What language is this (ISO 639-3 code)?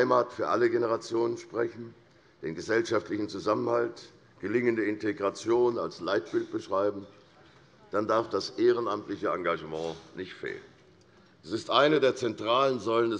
deu